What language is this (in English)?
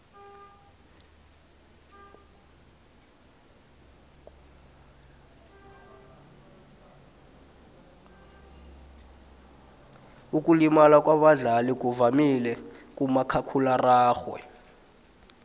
South Ndebele